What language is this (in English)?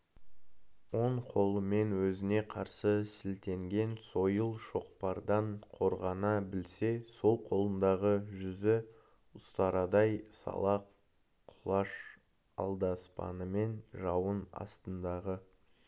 Kazakh